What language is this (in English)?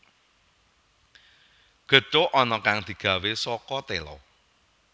Javanese